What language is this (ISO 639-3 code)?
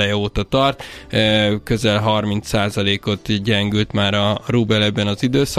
hun